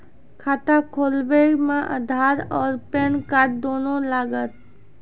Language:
Maithili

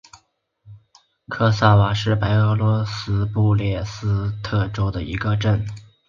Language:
Chinese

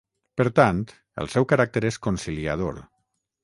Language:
Catalan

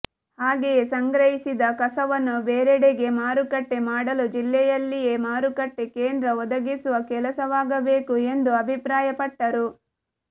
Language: Kannada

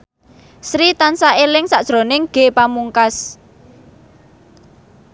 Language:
Javanese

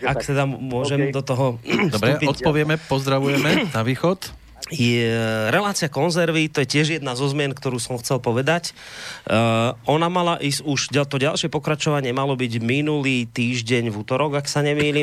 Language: Slovak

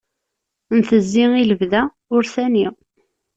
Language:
Kabyle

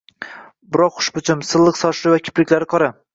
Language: Uzbek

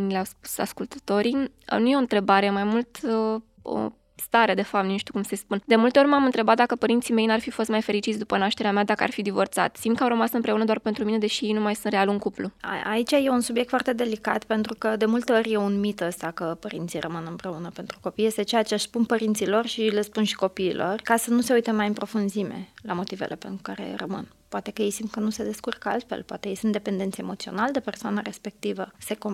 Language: Romanian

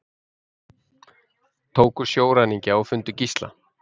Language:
Icelandic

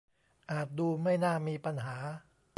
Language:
Thai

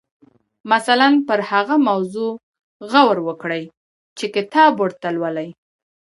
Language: Pashto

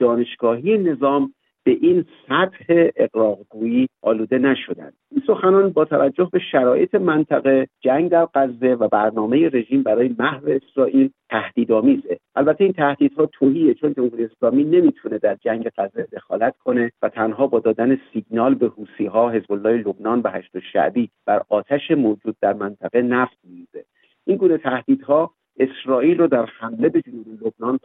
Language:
Persian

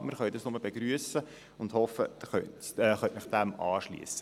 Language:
Swiss German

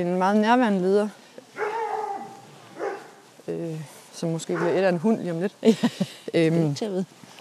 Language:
Danish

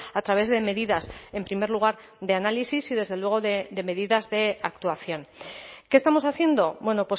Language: Spanish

